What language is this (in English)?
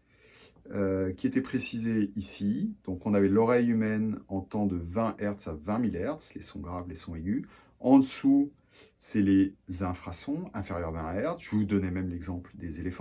French